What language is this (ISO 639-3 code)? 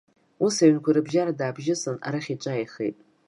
abk